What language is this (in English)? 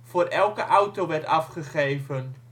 Dutch